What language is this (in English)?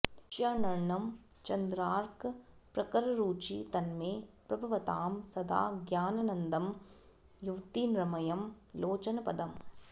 Sanskrit